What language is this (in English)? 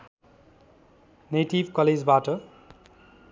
Nepali